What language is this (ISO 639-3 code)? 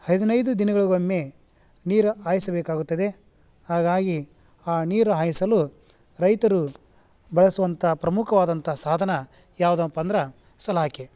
kan